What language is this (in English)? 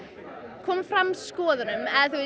Icelandic